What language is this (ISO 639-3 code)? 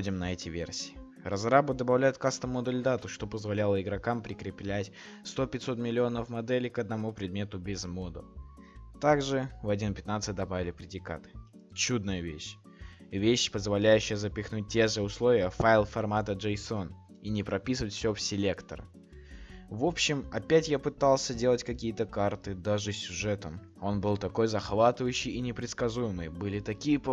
rus